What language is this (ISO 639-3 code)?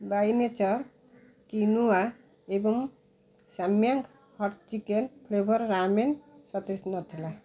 ori